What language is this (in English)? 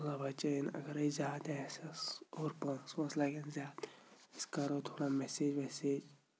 Kashmiri